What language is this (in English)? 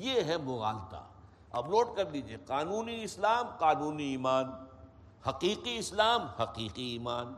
Urdu